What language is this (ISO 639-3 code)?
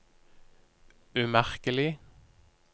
nor